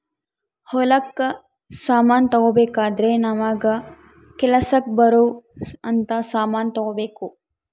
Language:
Kannada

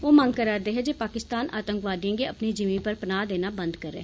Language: Dogri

